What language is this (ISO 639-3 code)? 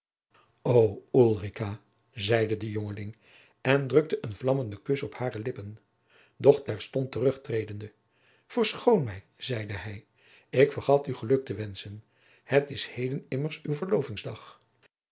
nld